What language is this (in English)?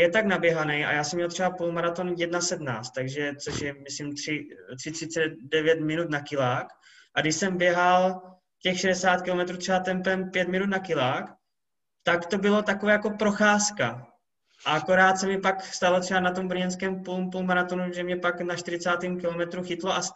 Czech